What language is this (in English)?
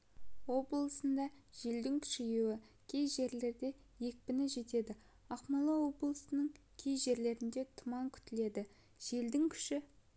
Kazakh